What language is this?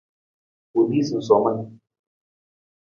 Nawdm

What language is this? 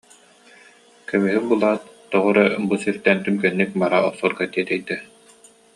Yakut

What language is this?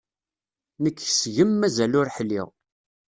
Kabyle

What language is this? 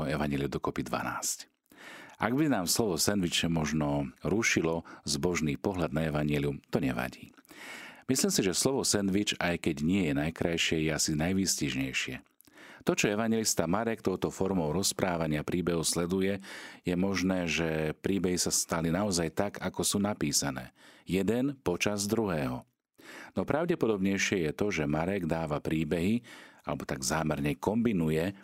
Slovak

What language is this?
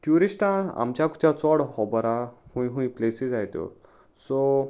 Konkani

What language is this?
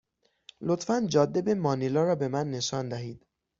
Persian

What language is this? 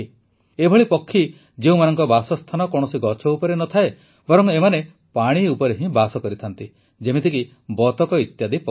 Odia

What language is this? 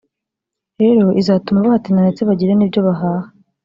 Kinyarwanda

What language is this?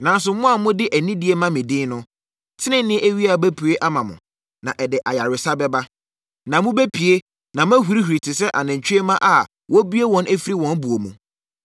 Akan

